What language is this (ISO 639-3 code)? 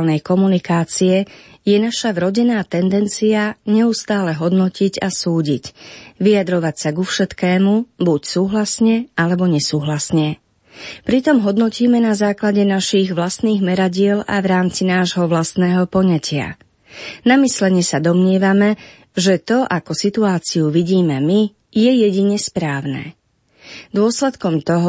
slk